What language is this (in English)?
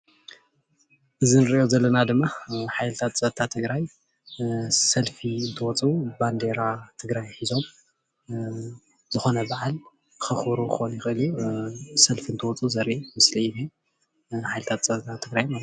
Tigrinya